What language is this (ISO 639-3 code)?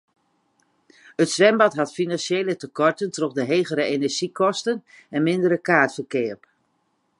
fry